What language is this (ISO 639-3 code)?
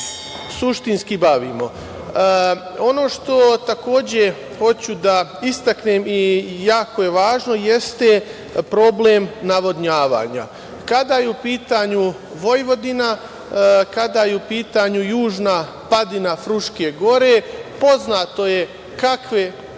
srp